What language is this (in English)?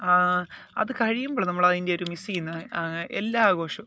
Malayalam